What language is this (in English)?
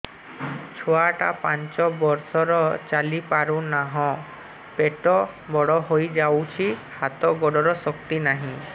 Odia